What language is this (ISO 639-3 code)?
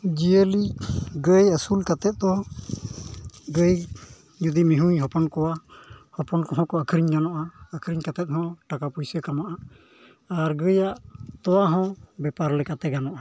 sat